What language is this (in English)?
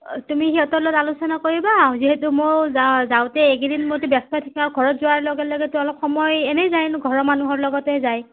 Assamese